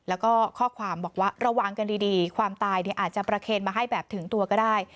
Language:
Thai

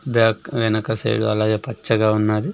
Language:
Telugu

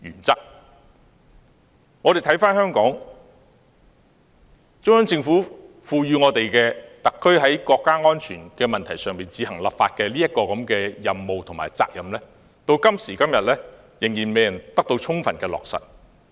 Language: Cantonese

